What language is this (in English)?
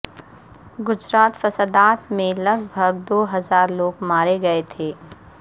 Urdu